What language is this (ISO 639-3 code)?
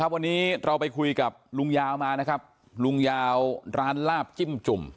tha